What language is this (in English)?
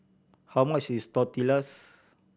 English